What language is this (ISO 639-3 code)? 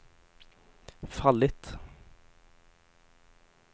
swe